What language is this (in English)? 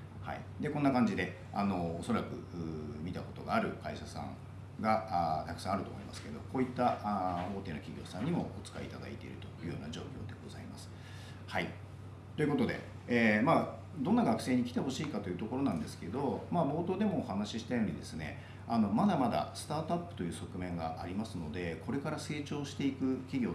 Japanese